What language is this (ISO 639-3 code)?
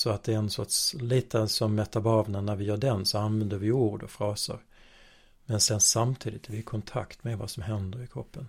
swe